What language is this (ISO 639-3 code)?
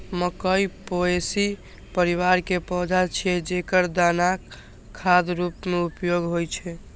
mai